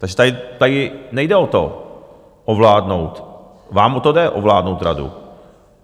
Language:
Czech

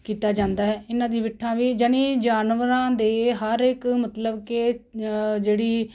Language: Punjabi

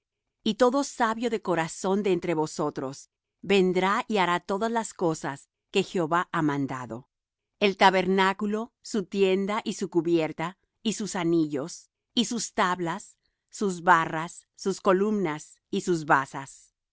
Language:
Spanish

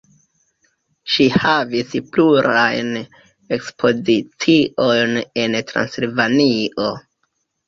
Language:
Esperanto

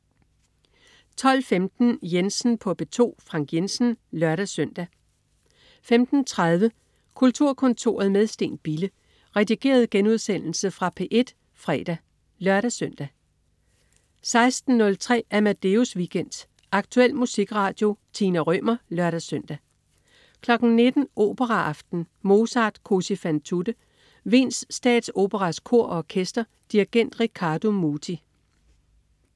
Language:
Danish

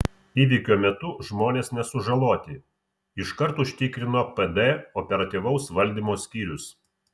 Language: Lithuanian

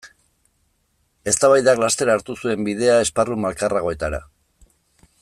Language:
Basque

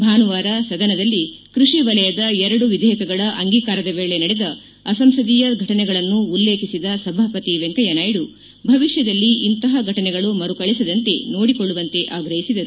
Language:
Kannada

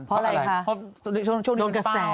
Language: Thai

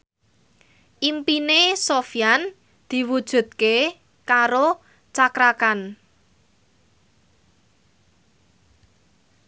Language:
Javanese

